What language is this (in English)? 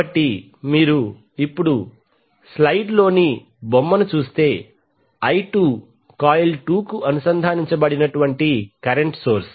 Telugu